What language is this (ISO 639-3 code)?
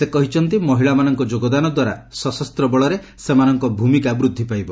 ori